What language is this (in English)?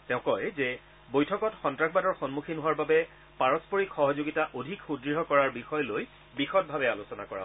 Assamese